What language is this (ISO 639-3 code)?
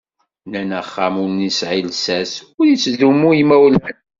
kab